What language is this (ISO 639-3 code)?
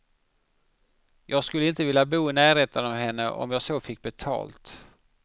swe